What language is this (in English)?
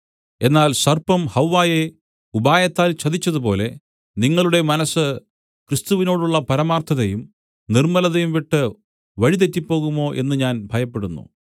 Malayalam